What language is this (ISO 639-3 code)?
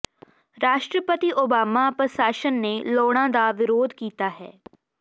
pan